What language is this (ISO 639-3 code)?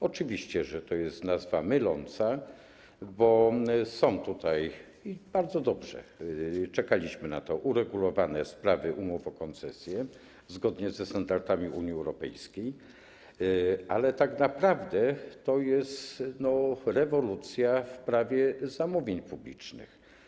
pol